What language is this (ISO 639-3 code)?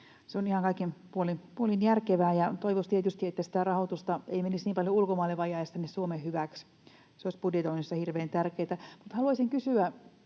fin